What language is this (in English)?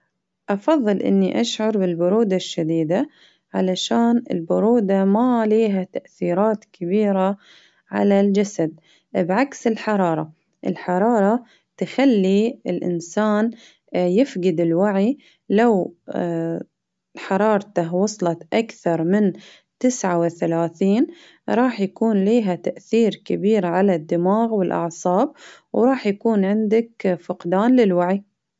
Baharna Arabic